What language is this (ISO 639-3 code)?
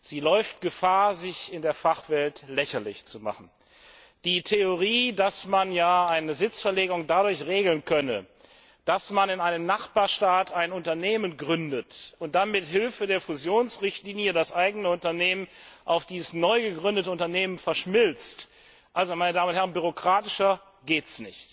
deu